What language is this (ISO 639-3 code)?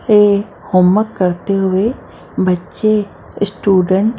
hin